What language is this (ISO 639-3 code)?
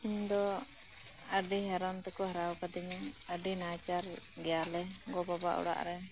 sat